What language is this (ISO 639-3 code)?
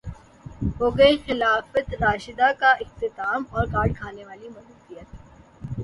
urd